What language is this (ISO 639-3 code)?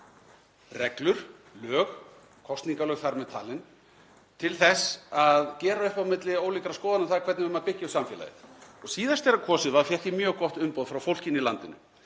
isl